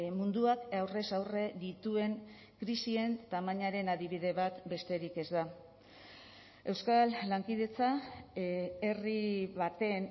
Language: Basque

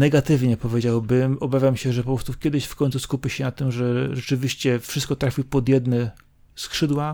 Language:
Polish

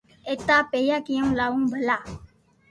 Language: Loarki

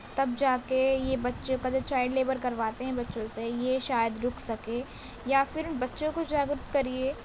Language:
Urdu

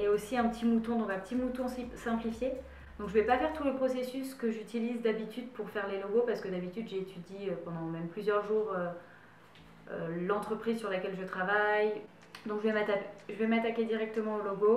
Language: French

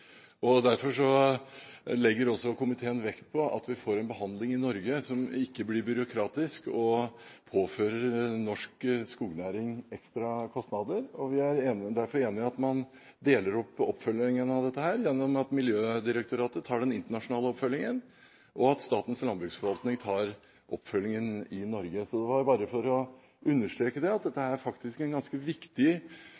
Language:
Norwegian Bokmål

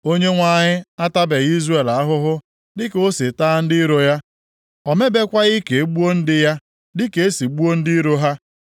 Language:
Igbo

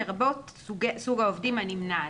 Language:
Hebrew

